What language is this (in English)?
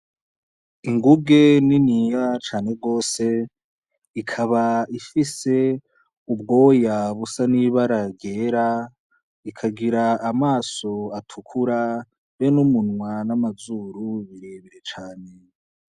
Rundi